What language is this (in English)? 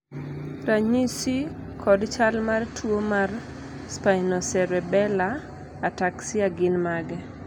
Luo (Kenya and Tanzania)